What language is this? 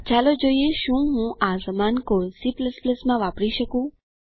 Gujarati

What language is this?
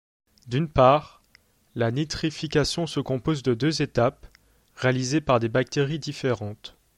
French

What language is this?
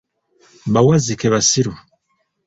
Ganda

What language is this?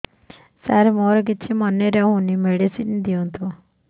Odia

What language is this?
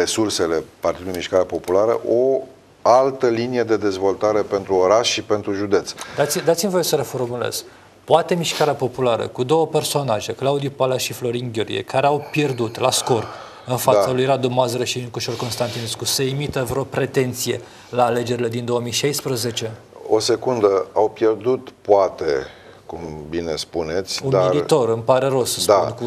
Romanian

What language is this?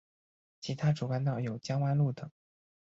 Chinese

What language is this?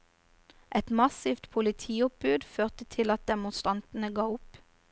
Norwegian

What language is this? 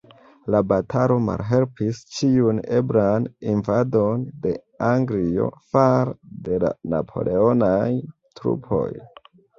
Esperanto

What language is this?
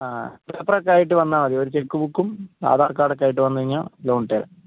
Malayalam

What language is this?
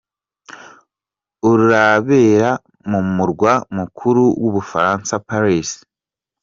Kinyarwanda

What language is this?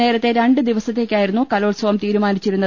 Malayalam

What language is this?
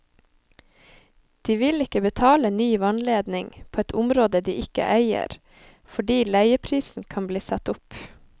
Norwegian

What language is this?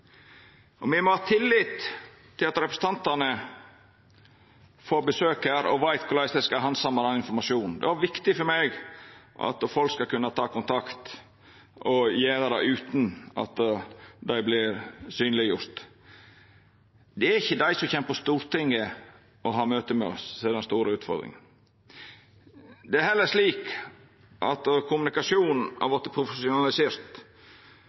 Norwegian Nynorsk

